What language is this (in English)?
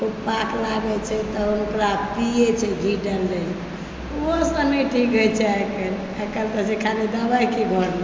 Maithili